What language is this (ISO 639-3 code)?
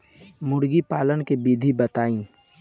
bho